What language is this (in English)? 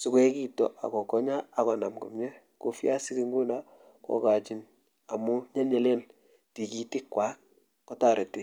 Kalenjin